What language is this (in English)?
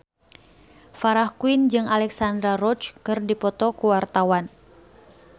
Sundanese